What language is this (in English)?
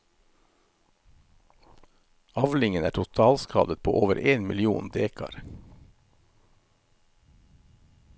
Norwegian